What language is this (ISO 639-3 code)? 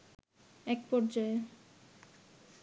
ben